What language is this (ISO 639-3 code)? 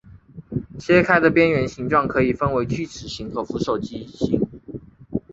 zho